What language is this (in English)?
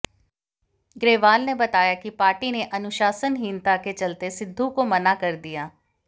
Hindi